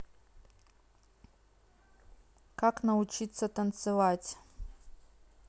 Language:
Russian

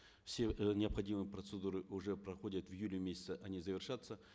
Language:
Kazakh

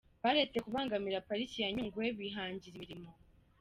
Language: Kinyarwanda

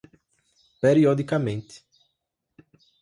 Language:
Portuguese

